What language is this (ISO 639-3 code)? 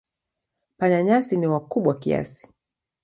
swa